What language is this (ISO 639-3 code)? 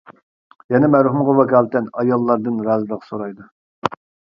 uig